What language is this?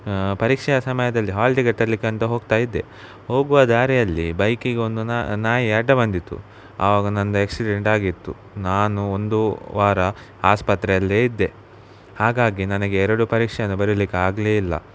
Kannada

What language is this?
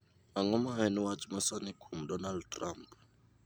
Luo (Kenya and Tanzania)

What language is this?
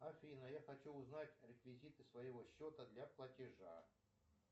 Russian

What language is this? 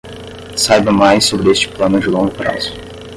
Portuguese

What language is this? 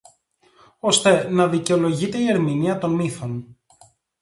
Greek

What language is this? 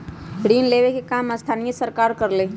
Magahi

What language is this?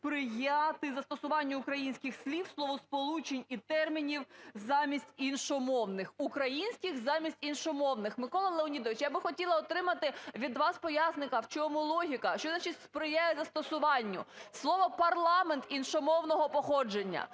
Ukrainian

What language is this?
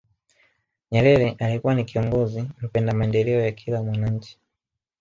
Swahili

